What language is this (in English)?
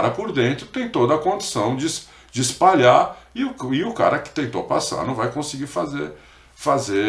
Portuguese